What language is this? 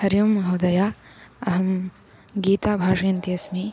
Sanskrit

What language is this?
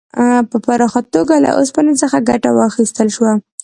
Pashto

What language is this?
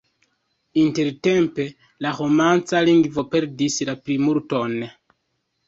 Esperanto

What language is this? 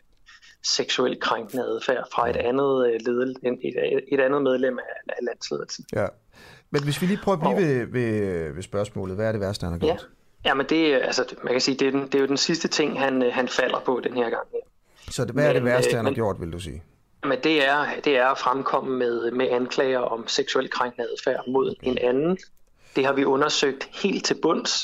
Danish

